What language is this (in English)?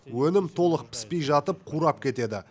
Kazakh